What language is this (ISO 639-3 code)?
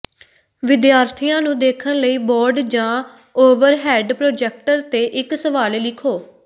pan